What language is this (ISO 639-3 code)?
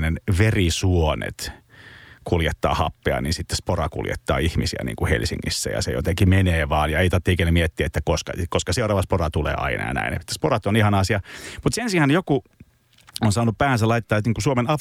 fin